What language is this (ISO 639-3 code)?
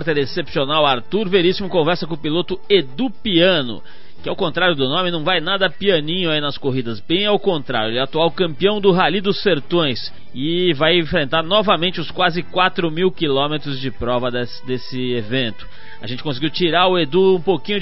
por